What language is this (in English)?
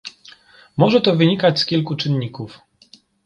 Polish